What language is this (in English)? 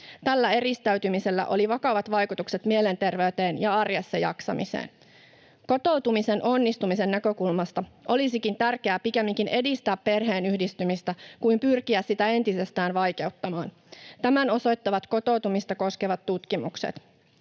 Finnish